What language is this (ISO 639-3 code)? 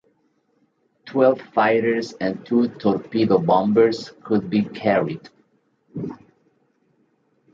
eng